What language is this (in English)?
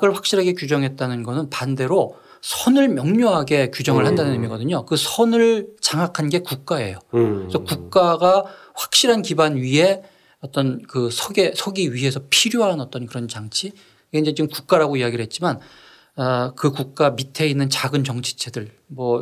Korean